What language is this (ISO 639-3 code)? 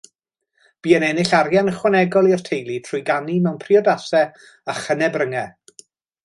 cym